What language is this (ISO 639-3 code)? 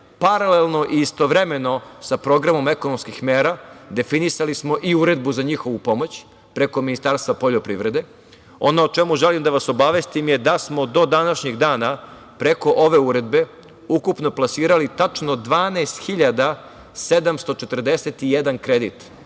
srp